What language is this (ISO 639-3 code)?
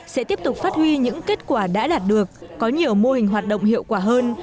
vie